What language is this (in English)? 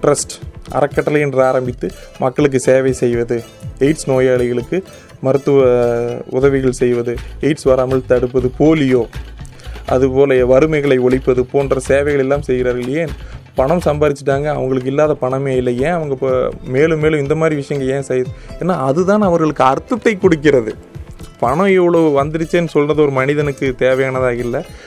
Tamil